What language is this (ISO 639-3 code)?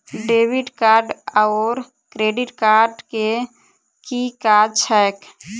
mai